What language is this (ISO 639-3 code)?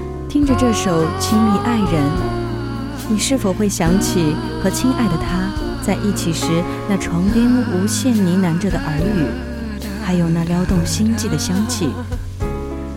zho